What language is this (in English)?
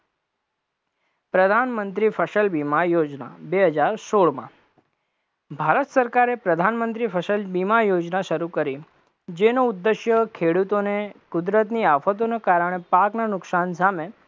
Gujarati